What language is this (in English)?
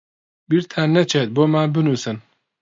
Central Kurdish